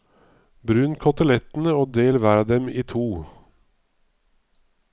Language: Norwegian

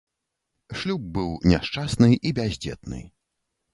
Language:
Belarusian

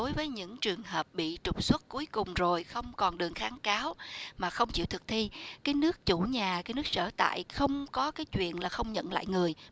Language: Vietnamese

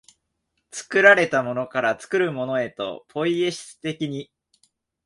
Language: Japanese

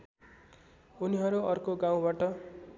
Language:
Nepali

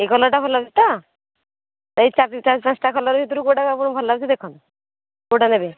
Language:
Odia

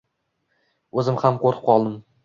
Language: Uzbek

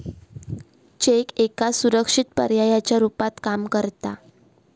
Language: Marathi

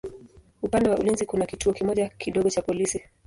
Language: Swahili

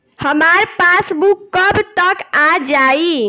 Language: Bhojpuri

